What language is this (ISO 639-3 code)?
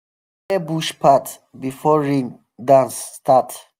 pcm